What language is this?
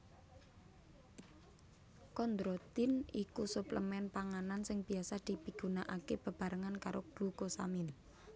Javanese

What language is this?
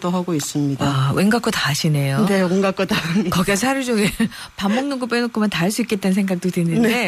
Korean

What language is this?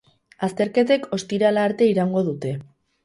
Basque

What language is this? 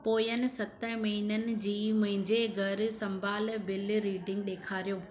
Sindhi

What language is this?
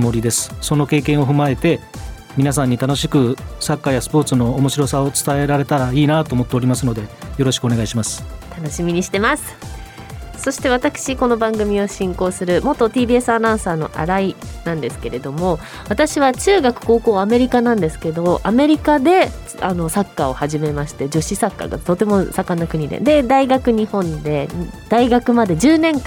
Japanese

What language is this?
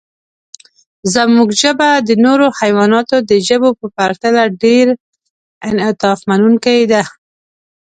Pashto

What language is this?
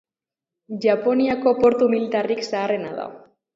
Basque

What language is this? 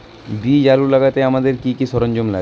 Bangla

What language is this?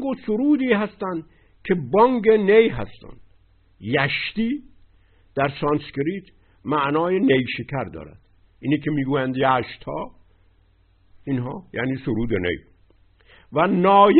Persian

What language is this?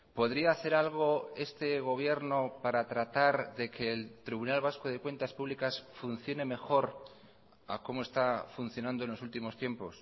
Spanish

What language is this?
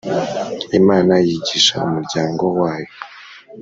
Kinyarwanda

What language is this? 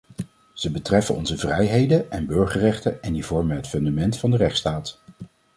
Dutch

